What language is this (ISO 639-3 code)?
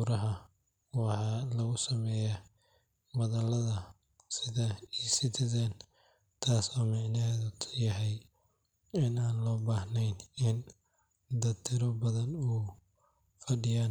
som